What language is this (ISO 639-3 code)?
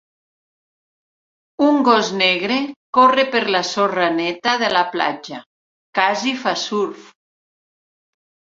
cat